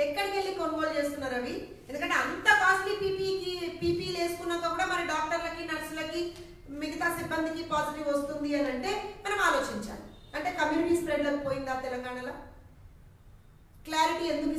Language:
Romanian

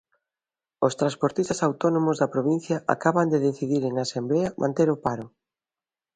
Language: Galician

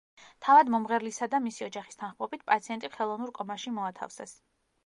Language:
Georgian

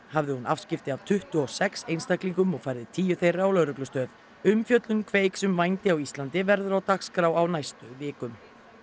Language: Icelandic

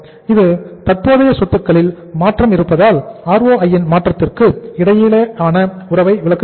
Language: Tamil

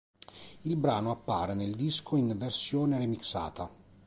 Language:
Italian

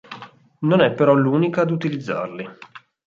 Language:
Italian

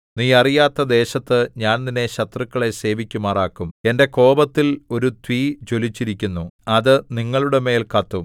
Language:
Malayalam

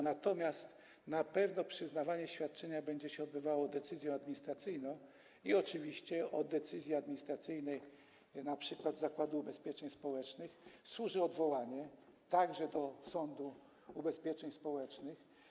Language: Polish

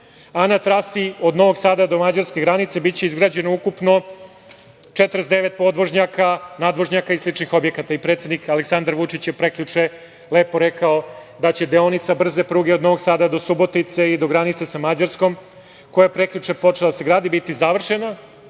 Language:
Serbian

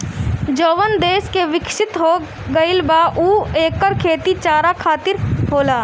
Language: Bhojpuri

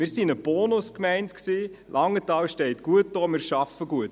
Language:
Swiss German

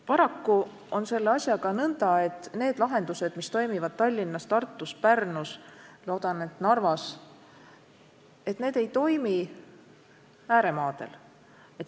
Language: Estonian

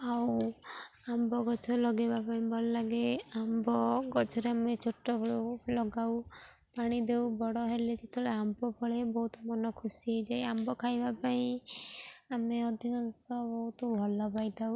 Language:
Odia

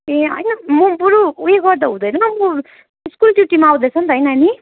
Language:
Nepali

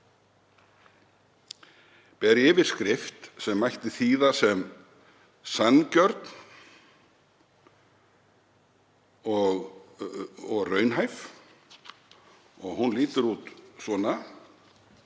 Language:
Icelandic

